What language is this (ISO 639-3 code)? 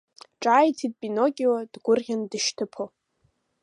abk